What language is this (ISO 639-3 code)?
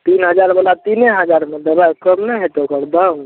mai